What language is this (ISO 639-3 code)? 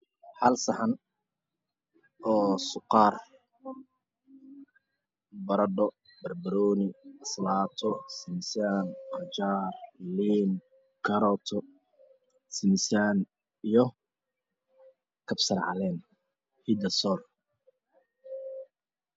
som